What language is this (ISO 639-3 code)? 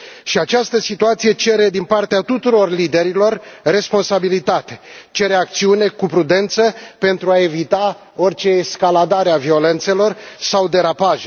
ron